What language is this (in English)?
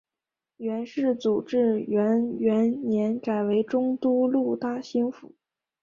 Chinese